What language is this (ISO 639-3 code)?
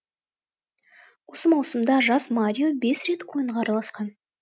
kaz